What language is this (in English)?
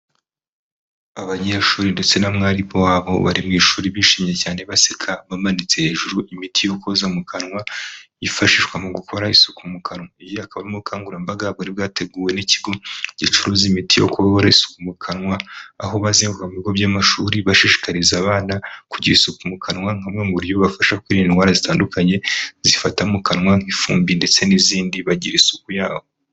Kinyarwanda